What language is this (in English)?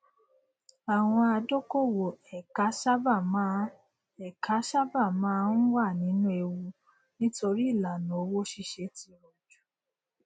Yoruba